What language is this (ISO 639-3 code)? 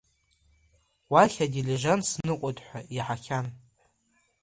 abk